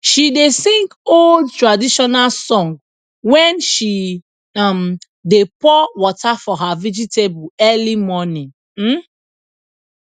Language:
Nigerian Pidgin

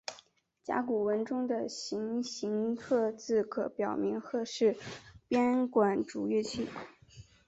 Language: Chinese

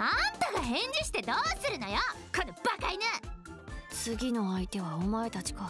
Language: Japanese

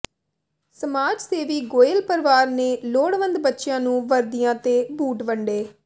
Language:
Punjabi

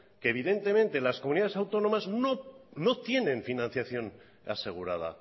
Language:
Spanish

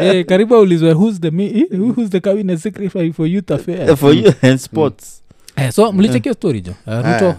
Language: Swahili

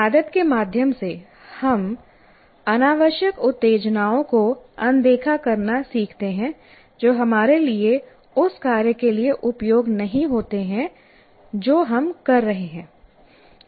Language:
Hindi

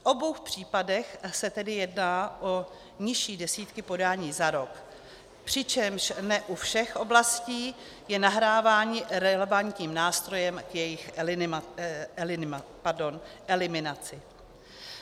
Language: Czech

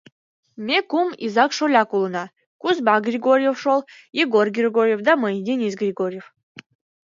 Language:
Mari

